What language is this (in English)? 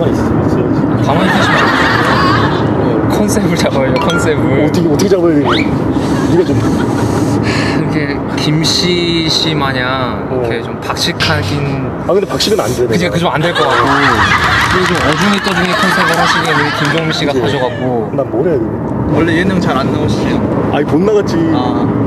Korean